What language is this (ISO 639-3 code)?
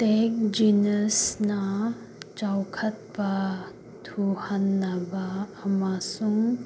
mni